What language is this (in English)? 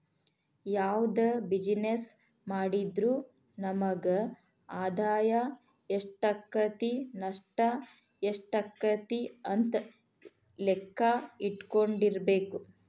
Kannada